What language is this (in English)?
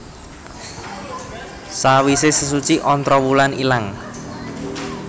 Javanese